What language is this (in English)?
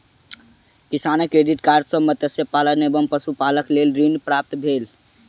Maithili